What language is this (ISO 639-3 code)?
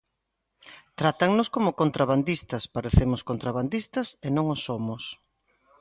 glg